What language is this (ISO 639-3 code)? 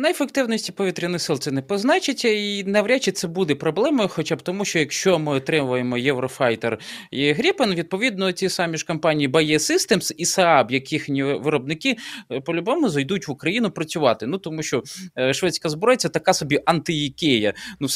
ukr